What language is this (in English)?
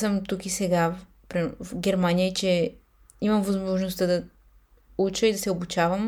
Bulgarian